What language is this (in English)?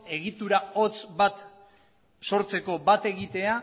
Basque